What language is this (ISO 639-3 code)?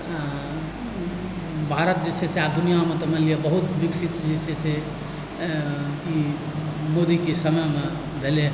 mai